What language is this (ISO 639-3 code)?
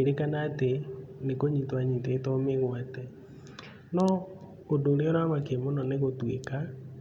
kik